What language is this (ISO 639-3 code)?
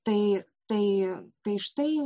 lit